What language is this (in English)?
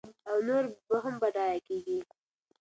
Pashto